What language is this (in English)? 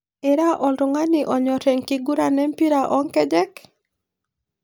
Masai